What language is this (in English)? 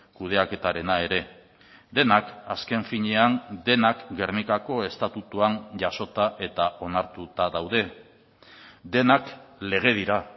Basque